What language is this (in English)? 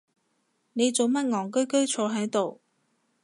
Cantonese